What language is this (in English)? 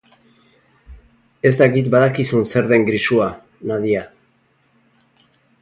Basque